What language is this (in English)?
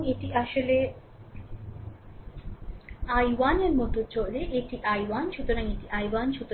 Bangla